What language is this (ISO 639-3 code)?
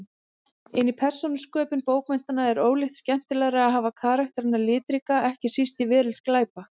isl